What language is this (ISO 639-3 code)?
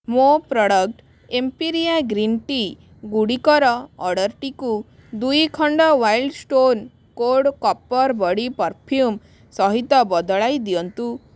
ori